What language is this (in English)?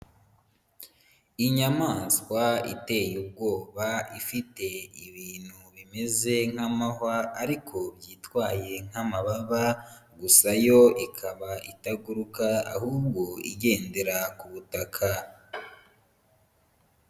Kinyarwanda